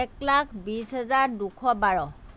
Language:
Assamese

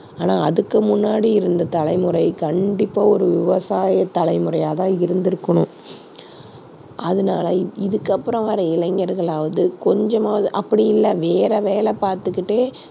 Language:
Tamil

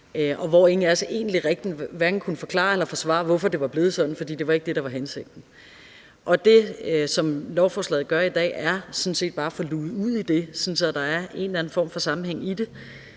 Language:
Danish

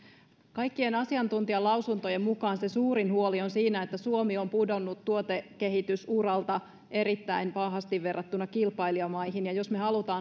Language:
Finnish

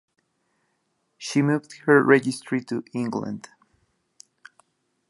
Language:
English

